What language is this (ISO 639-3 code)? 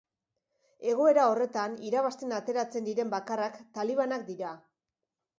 eus